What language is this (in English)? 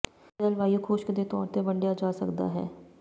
Punjabi